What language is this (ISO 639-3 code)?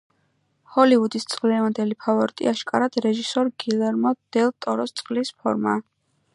kat